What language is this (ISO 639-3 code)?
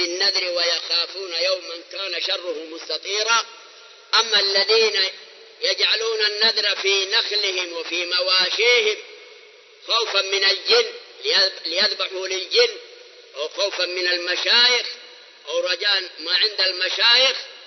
ara